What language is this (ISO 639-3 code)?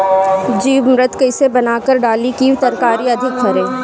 bho